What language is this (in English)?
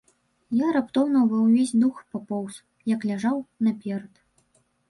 Belarusian